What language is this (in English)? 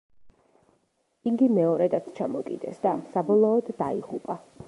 Georgian